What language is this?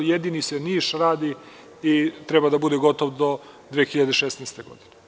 Serbian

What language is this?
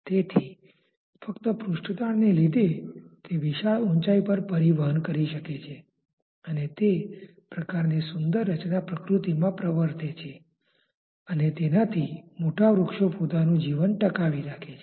Gujarati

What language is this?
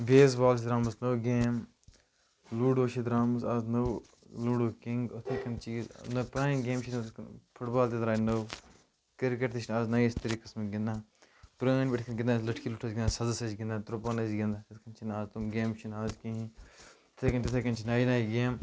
Kashmiri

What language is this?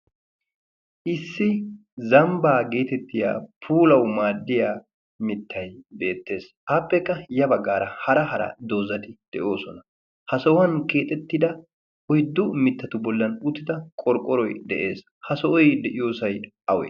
Wolaytta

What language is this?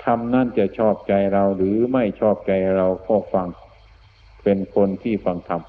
Thai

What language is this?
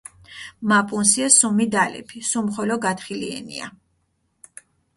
Mingrelian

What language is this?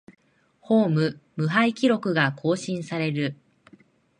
Japanese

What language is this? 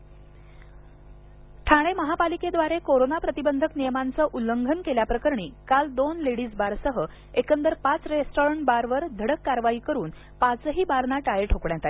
Marathi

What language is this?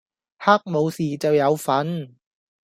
Cantonese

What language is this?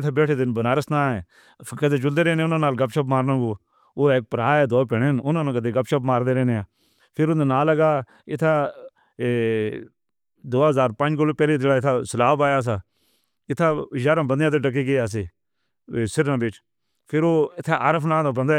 Northern Hindko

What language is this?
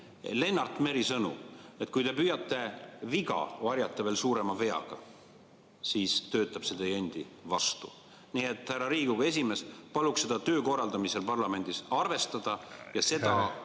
Estonian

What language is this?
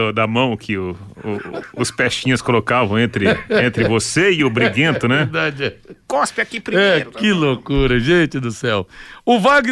Portuguese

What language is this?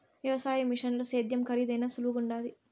Telugu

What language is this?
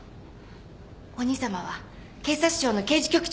Japanese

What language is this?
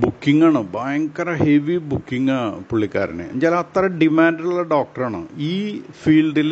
Malayalam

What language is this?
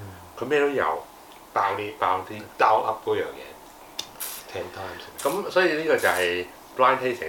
Chinese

